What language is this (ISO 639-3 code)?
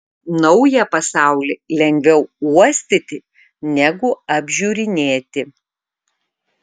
lit